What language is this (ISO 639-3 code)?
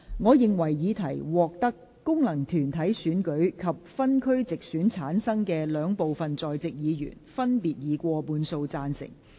yue